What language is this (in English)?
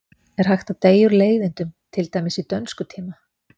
Icelandic